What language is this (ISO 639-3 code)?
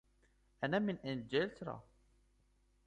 ara